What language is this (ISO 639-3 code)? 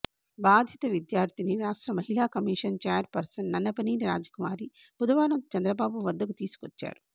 tel